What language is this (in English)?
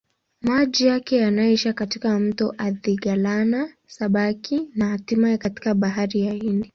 Swahili